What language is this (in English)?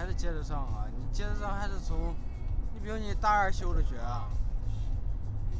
Chinese